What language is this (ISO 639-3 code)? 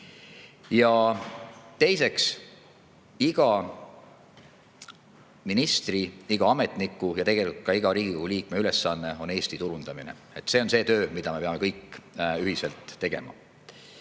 est